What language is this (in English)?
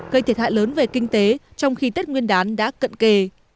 Vietnamese